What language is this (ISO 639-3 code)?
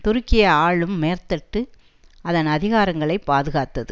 tam